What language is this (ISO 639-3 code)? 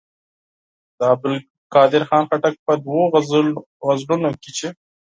pus